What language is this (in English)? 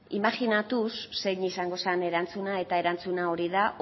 Basque